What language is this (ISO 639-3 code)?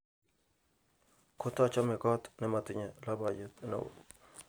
kln